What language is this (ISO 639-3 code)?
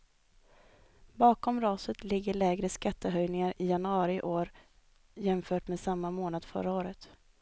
swe